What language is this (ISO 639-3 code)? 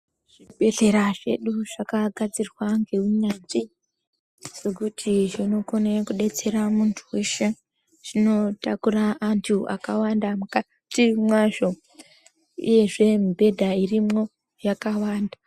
ndc